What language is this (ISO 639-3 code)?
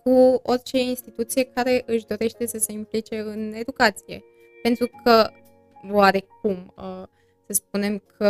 ron